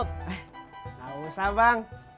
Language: Indonesian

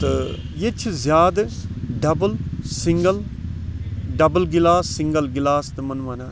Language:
Kashmiri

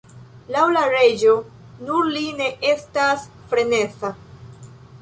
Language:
Esperanto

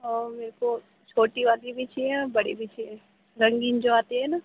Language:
Urdu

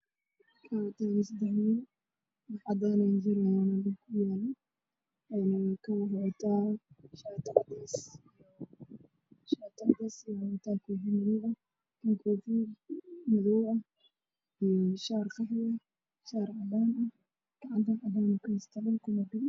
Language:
Somali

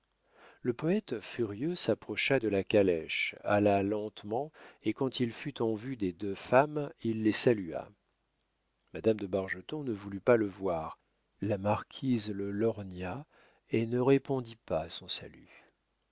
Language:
French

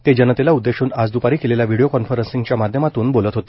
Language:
Marathi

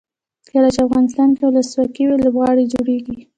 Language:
Pashto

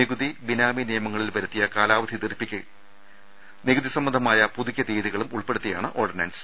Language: Malayalam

